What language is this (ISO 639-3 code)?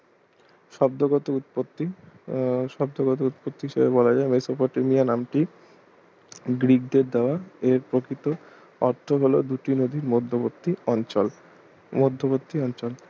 ben